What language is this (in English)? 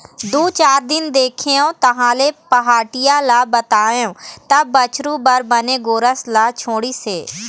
Chhattisgarhi